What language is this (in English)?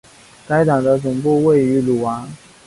Chinese